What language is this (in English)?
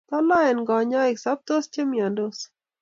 Kalenjin